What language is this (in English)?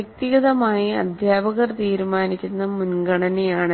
Malayalam